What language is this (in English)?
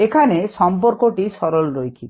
Bangla